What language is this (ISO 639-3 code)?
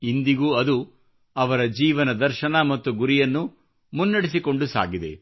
kan